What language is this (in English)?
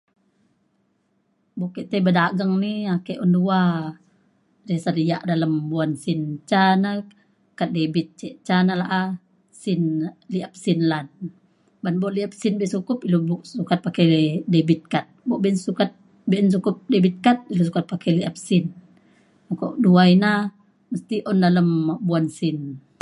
Mainstream Kenyah